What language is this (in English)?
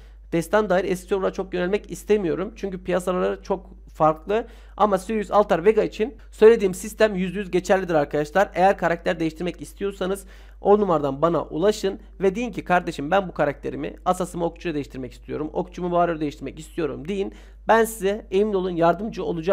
Turkish